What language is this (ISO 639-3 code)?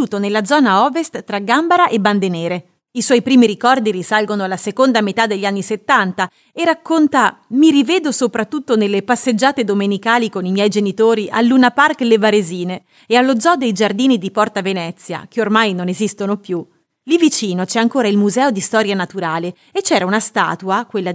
ita